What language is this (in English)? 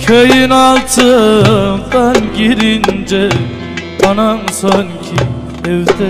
Turkish